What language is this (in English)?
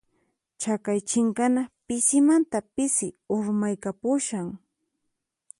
Puno Quechua